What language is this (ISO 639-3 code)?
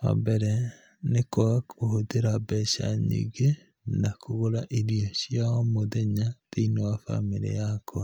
kik